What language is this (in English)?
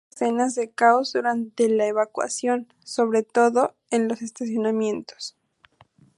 Spanish